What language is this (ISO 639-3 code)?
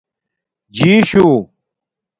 dmk